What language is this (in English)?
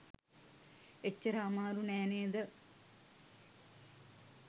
Sinhala